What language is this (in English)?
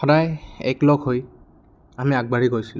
Assamese